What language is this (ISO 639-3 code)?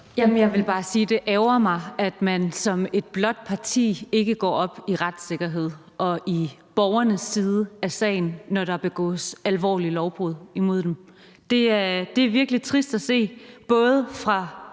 dan